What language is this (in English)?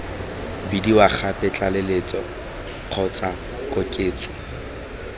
Tswana